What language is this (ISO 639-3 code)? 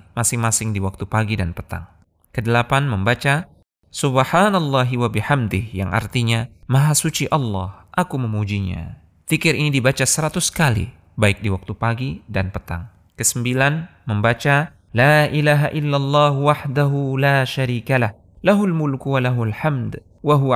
ind